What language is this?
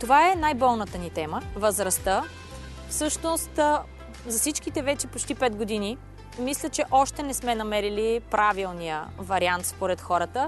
Bulgarian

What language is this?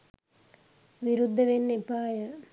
Sinhala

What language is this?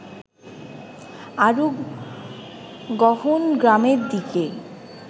Bangla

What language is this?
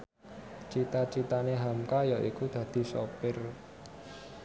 Javanese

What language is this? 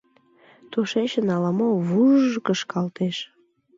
Mari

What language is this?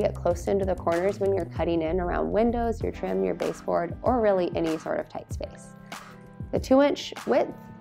English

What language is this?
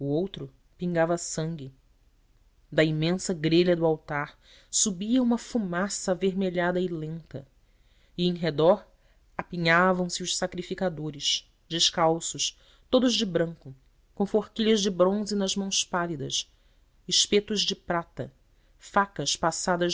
Portuguese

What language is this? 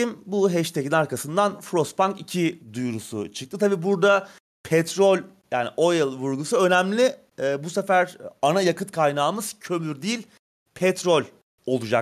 Turkish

